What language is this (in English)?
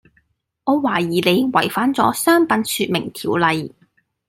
Cantonese